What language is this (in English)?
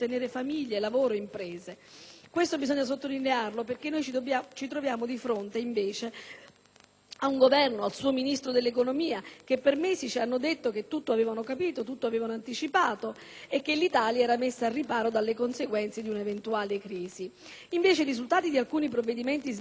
Italian